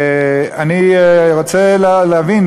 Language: Hebrew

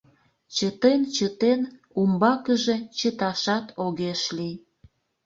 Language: Mari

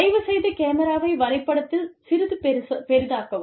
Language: Tamil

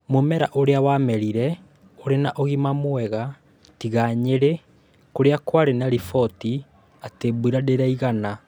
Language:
Kikuyu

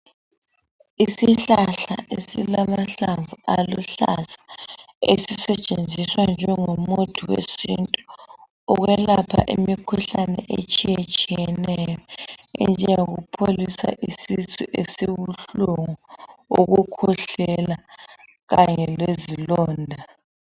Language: North Ndebele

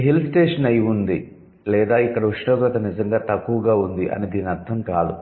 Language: Telugu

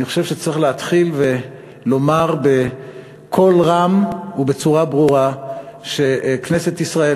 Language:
Hebrew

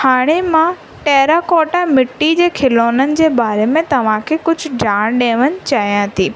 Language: Sindhi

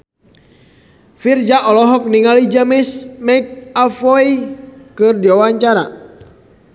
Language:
Sundanese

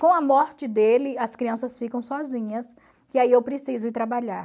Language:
Portuguese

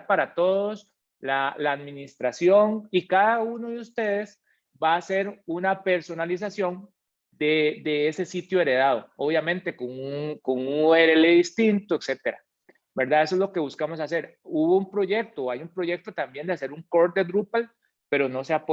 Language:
Spanish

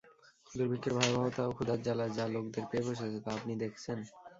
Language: Bangla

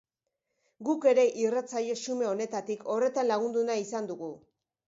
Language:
Basque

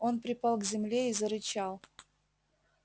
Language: Russian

